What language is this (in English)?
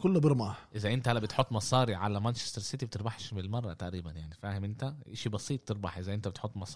Arabic